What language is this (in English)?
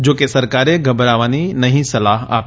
Gujarati